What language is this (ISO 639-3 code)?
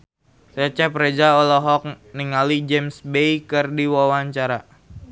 sun